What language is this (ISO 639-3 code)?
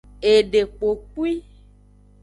ajg